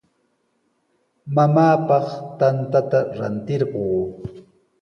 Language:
Sihuas Ancash Quechua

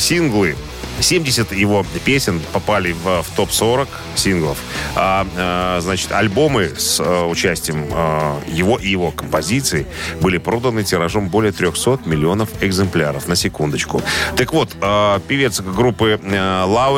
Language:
Russian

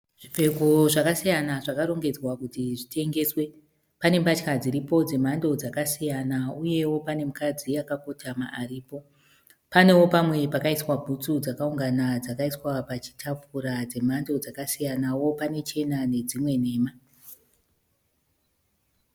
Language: Shona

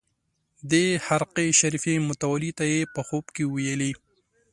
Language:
Pashto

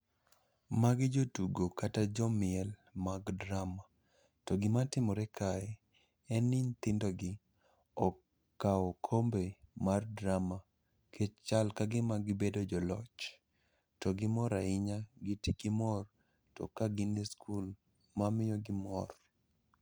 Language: Luo (Kenya and Tanzania)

